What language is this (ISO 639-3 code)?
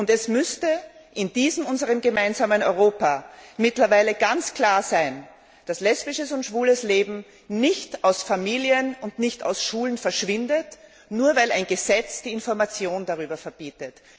deu